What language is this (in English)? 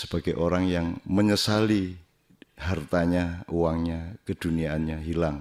Indonesian